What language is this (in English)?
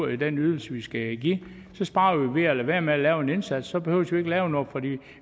Danish